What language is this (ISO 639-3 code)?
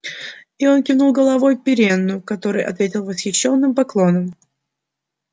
rus